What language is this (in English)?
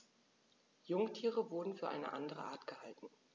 German